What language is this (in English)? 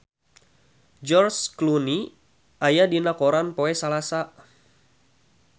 Sundanese